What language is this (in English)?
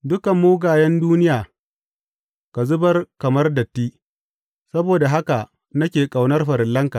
Hausa